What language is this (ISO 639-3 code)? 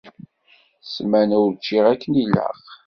kab